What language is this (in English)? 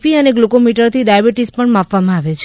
Gujarati